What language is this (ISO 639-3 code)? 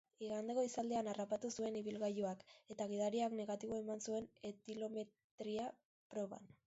eus